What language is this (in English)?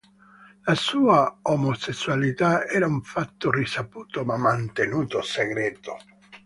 Italian